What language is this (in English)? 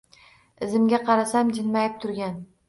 Uzbek